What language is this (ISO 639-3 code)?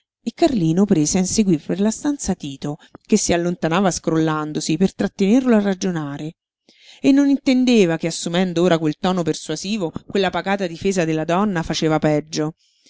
ita